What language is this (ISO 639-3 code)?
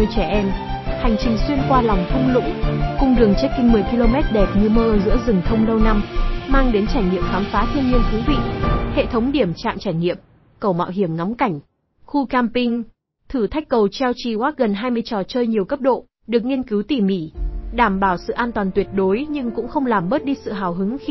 vie